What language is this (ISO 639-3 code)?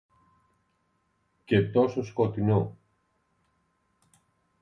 ell